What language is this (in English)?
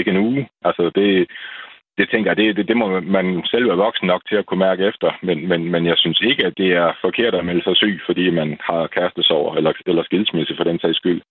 Danish